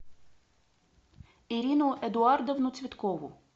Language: Russian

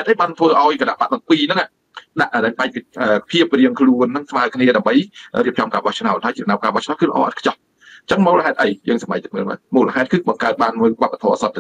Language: Thai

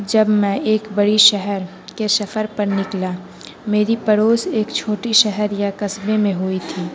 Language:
Urdu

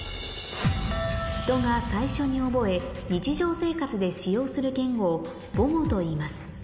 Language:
Japanese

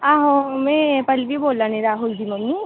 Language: Dogri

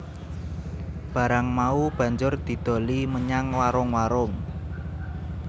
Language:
Javanese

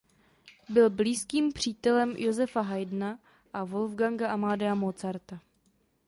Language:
Czech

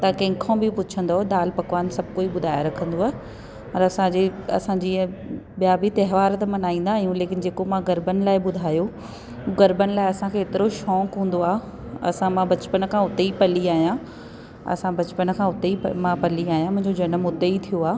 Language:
Sindhi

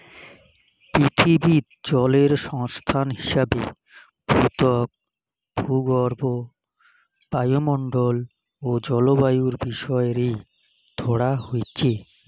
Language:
Bangla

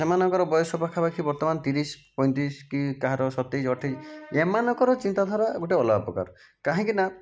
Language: Odia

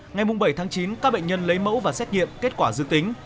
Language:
Vietnamese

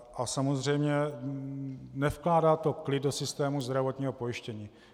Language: Czech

